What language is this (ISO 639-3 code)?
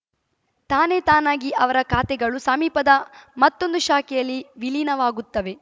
kan